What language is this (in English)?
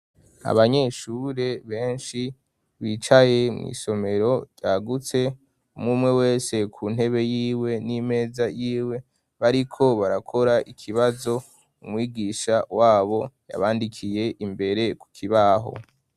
Rundi